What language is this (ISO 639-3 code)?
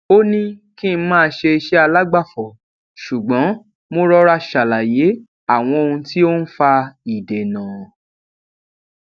yor